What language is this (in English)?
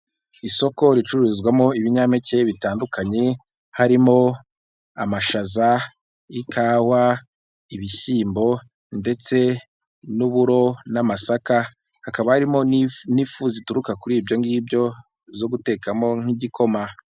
Kinyarwanda